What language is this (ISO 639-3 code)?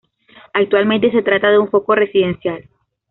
spa